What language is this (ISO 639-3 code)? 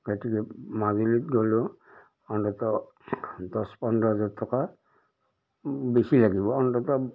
asm